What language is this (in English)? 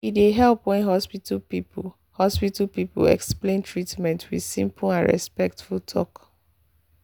Nigerian Pidgin